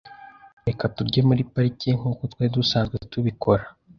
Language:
Kinyarwanda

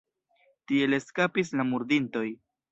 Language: Esperanto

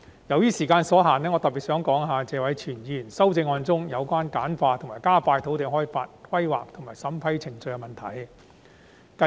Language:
Cantonese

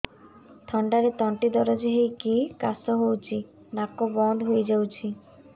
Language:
Odia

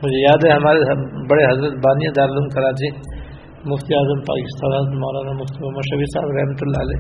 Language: Urdu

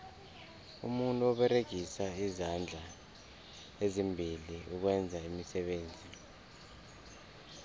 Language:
South Ndebele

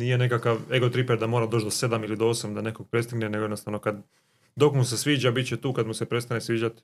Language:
Croatian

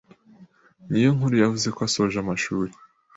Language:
Kinyarwanda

